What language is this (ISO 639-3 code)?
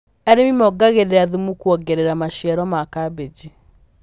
kik